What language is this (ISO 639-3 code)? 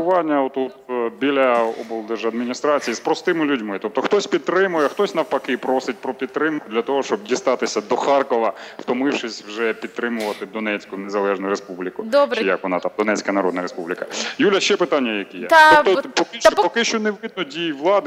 ukr